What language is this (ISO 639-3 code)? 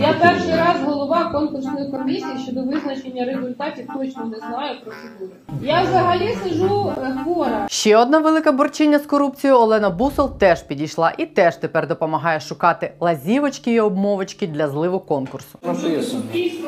ukr